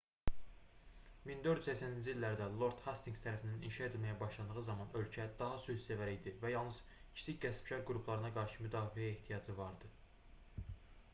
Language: Azerbaijani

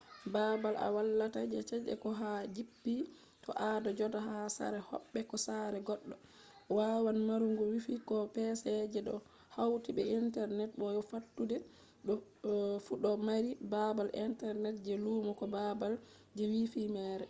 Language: Fula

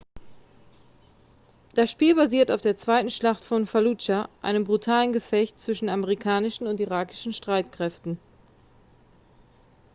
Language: German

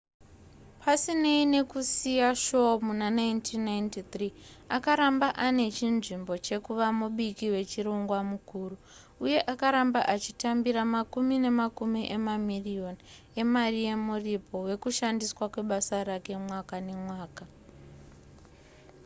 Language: Shona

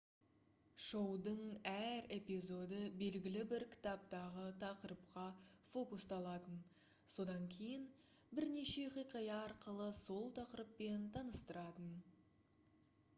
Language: Kazakh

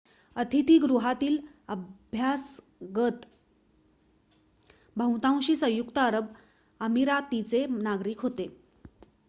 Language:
Marathi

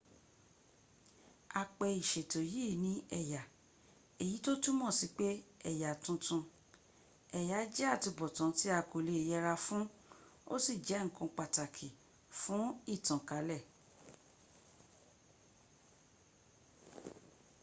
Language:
Yoruba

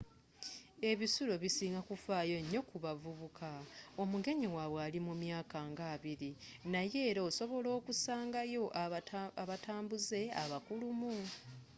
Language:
Ganda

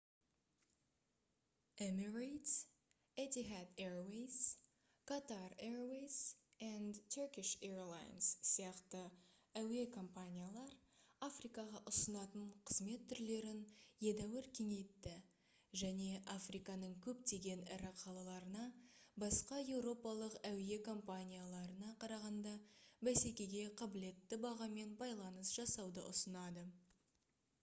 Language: Kazakh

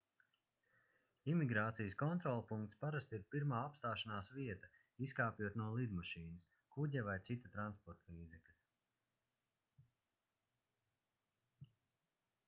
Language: Latvian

